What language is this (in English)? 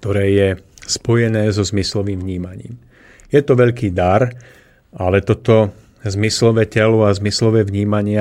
Slovak